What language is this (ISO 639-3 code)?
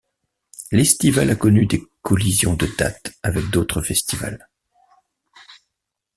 fra